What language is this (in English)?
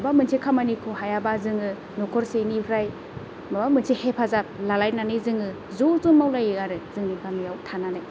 Bodo